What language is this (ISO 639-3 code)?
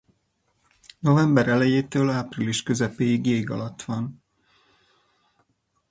hun